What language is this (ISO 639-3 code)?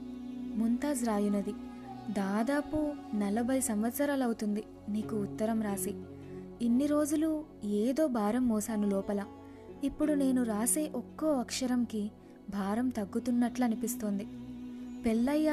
tel